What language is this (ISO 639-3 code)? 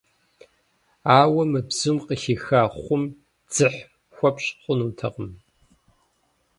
kbd